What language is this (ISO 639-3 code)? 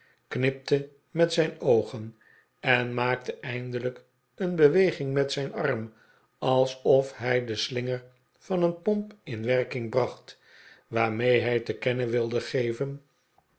nld